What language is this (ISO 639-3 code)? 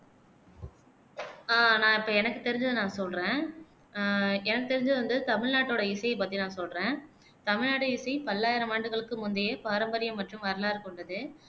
tam